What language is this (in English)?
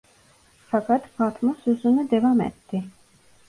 Turkish